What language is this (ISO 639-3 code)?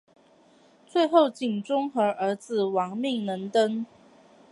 zho